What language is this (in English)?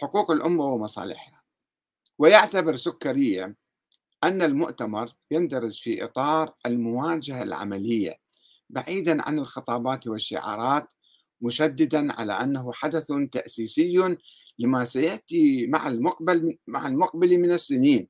Arabic